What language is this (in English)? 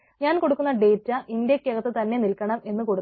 Malayalam